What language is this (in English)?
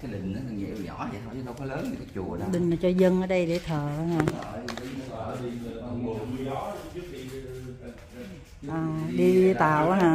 Vietnamese